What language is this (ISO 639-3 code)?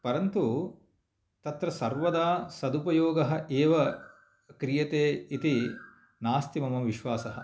san